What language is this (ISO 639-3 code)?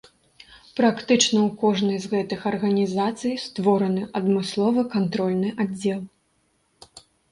bel